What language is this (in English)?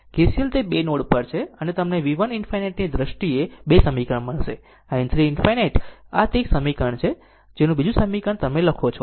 Gujarati